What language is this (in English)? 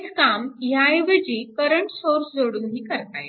Marathi